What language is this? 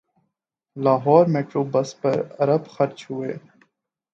Urdu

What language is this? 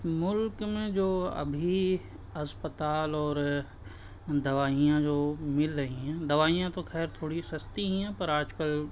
Urdu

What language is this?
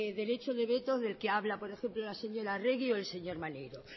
Spanish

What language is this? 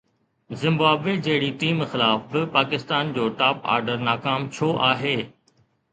Sindhi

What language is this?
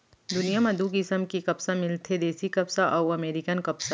Chhattisgarhi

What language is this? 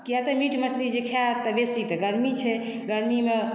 Maithili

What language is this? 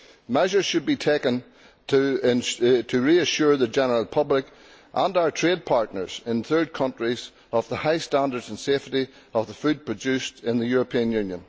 English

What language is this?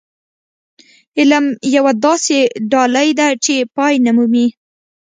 Pashto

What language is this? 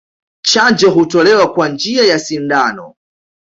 Swahili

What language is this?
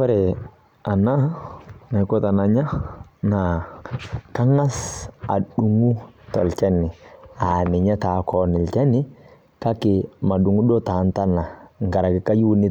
Masai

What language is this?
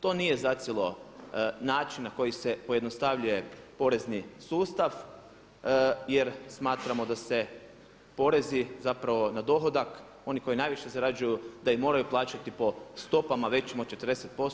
Croatian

